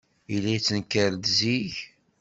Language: Kabyle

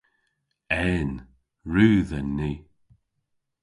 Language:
Cornish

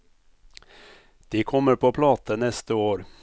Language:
Norwegian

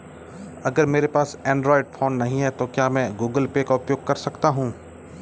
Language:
Hindi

